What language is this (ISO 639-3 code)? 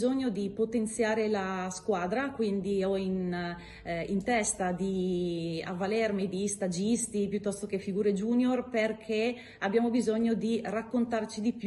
ita